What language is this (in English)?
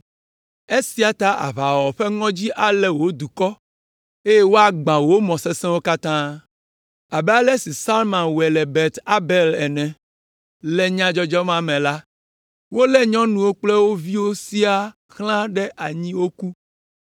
Ewe